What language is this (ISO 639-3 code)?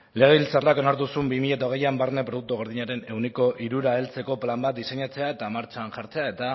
eus